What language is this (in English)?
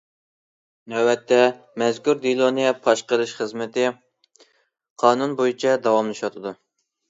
Uyghur